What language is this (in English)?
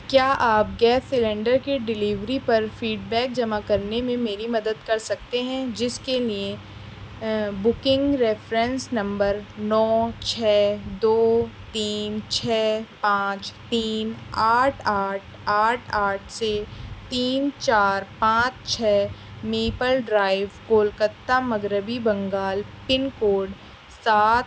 Urdu